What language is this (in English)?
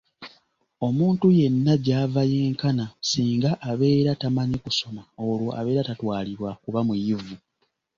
Ganda